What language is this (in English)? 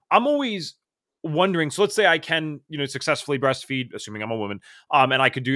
English